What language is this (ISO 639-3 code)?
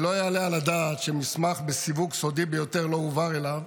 heb